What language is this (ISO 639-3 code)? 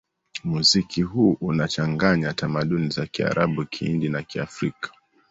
swa